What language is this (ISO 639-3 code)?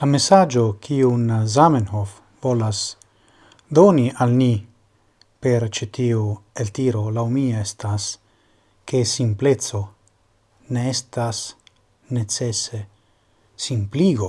ita